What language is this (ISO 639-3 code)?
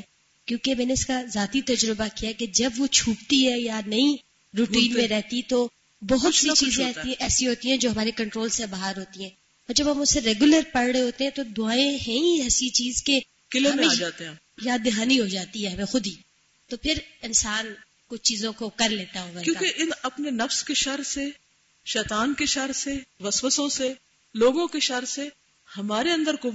urd